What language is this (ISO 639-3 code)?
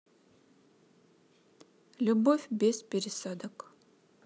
rus